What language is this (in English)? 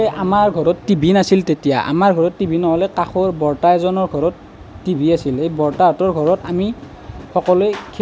Assamese